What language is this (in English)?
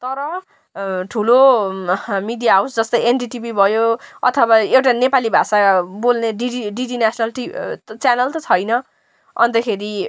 Nepali